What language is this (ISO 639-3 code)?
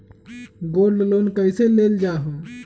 mag